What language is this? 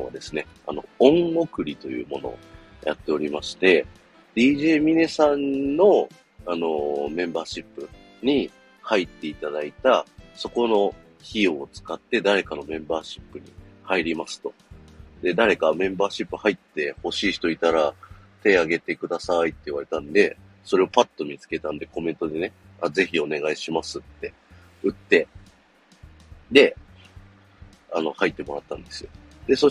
Japanese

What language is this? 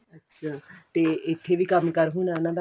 Punjabi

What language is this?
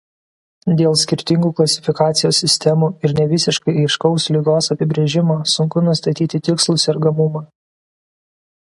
Lithuanian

